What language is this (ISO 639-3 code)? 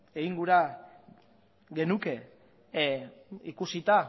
eus